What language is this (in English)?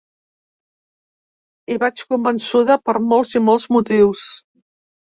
Catalan